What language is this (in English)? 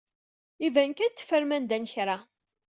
Kabyle